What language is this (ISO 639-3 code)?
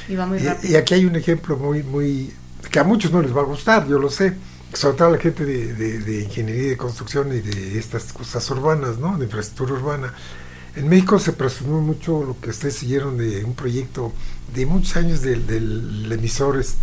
spa